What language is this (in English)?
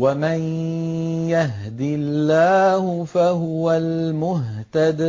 Arabic